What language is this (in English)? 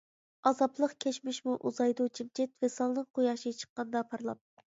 Uyghur